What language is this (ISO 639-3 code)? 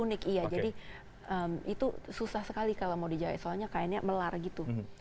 ind